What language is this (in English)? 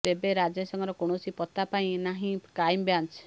Odia